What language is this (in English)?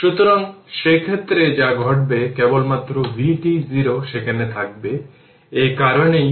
Bangla